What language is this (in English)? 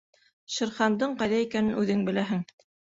Bashkir